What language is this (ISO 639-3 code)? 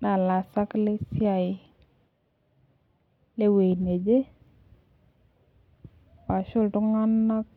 mas